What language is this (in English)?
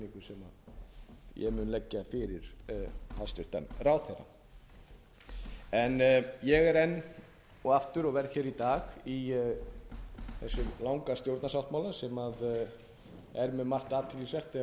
Icelandic